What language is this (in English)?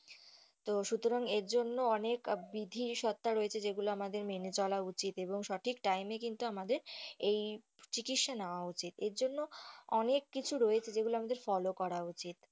Bangla